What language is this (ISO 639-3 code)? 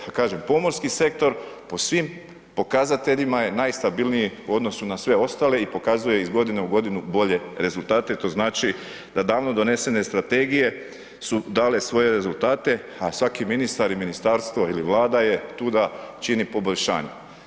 hrv